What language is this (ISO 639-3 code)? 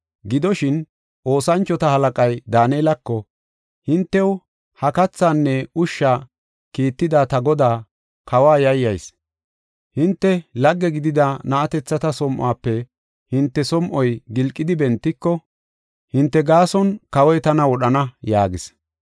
gof